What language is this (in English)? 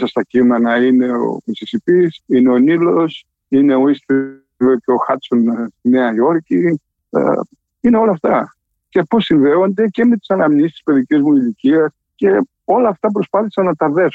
Greek